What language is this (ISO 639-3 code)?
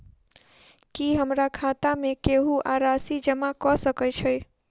mai